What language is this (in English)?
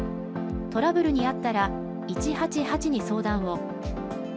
Japanese